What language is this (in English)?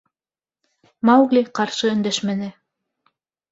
Bashkir